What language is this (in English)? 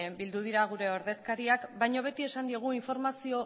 Basque